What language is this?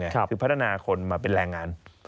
Thai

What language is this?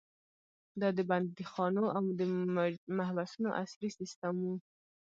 Pashto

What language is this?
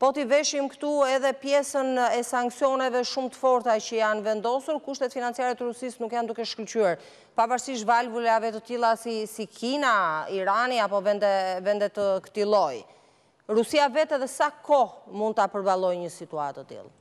Romanian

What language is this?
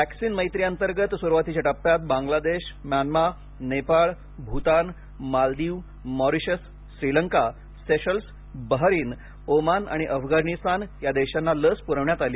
Marathi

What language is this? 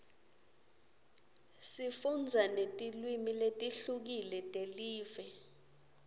Swati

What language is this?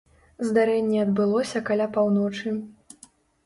Belarusian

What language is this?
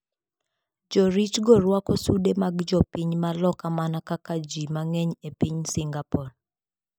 Luo (Kenya and Tanzania)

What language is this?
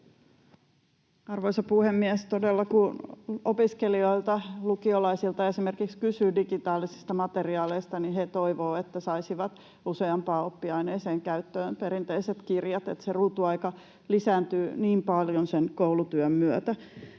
Finnish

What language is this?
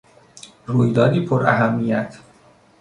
Persian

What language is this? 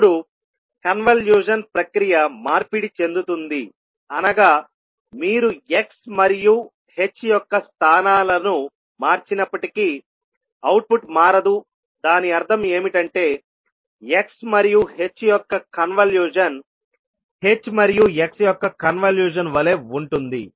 Telugu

